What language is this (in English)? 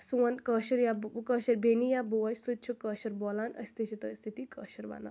Kashmiri